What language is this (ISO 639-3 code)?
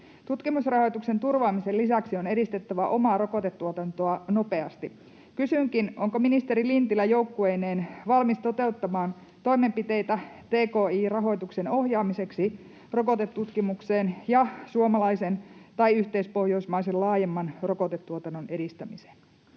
fin